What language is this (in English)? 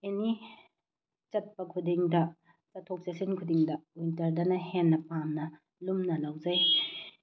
Manipuri